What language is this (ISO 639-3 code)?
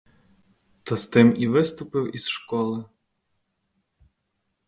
ukr